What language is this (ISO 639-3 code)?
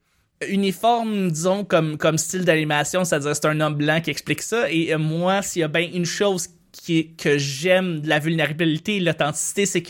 fra